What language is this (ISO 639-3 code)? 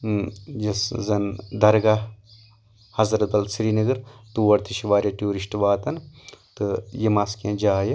kas